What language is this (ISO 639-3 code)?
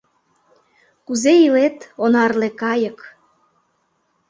chm